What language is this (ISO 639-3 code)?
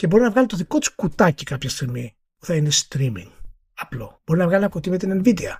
ell